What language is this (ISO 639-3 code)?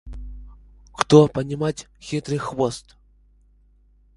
rus